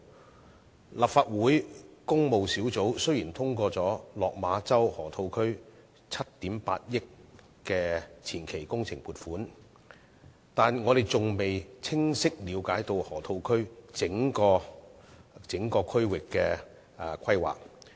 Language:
Cantonese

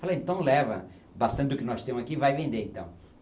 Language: Portuguese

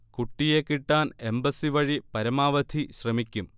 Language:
Malayalam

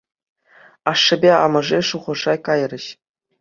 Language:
Chuvash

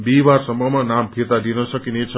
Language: Nepali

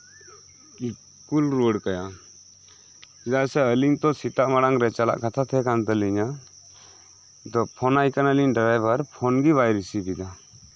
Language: Santali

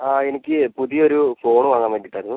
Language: Malayalam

